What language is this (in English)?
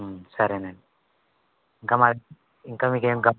Telugu